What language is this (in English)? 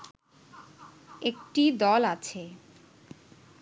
Bangla